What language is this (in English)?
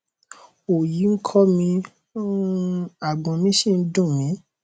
Yoruba